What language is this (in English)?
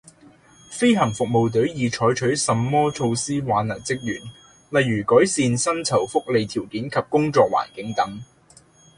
Cantonese